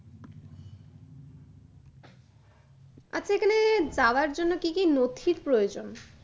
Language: Bangla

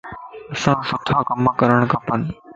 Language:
Lasi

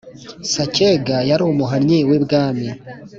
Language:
Kinyarwanda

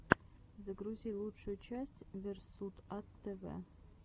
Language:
Russian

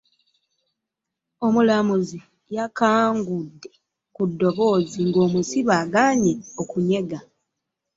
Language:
Ganda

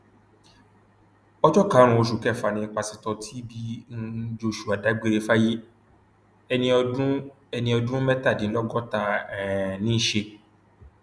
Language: Yoruba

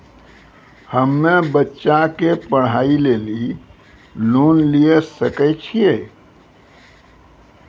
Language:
Maithili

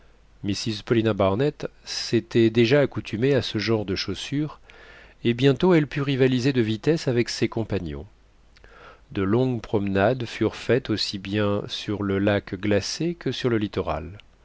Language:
French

